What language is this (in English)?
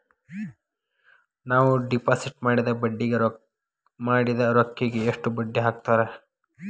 Kannada